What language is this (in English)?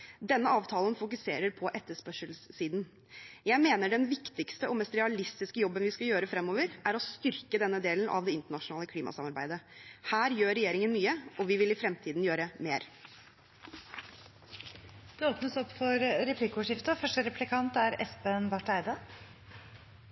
Norwegian Bokmål